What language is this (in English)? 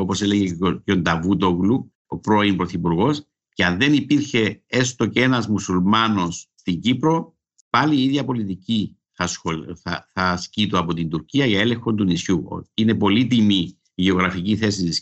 Greek